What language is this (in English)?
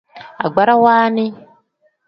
Tem